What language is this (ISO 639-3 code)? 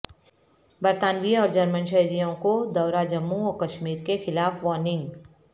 urd